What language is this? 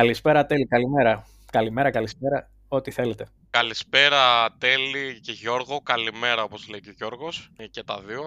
Greek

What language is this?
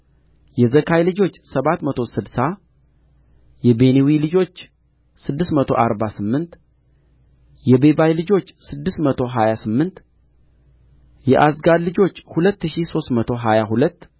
Amharic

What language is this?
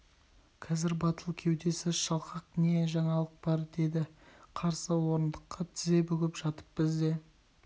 Kazakh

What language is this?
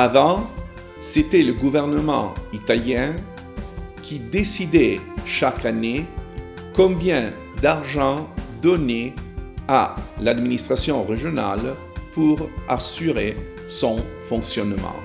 French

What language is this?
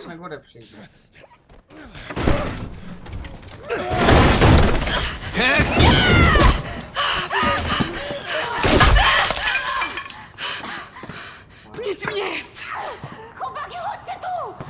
Polish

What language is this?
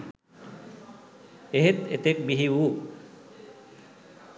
Sinhala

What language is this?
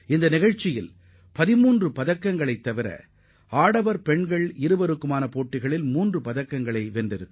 Tamil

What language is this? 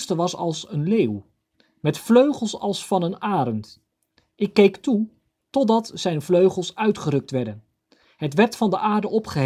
Dutch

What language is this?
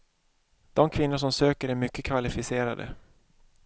Swedish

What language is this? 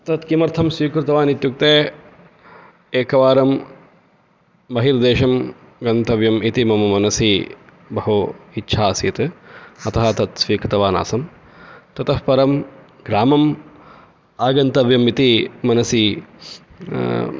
Sanskrit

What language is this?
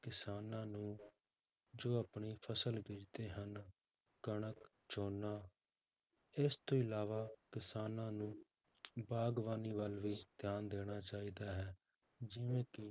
Punjabi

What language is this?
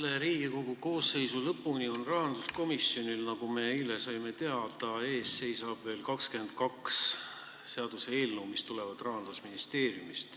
Estonian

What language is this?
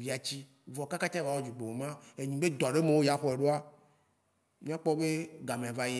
Waci Gbe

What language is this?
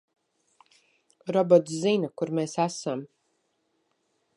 Latvian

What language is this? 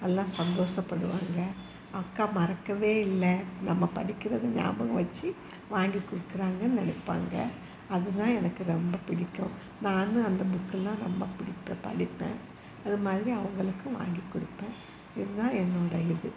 Tamil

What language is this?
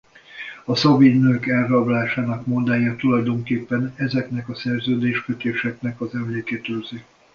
Hungarian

